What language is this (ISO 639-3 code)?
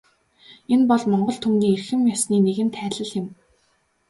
mon